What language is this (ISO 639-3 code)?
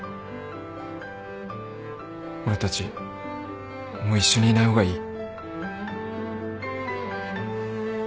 jpn